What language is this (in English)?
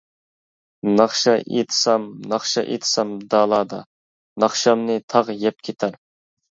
Uyghur